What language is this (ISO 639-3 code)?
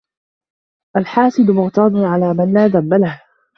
ara